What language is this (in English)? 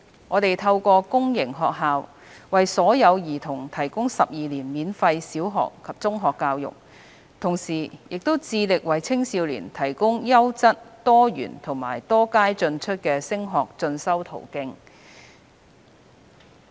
Cantonese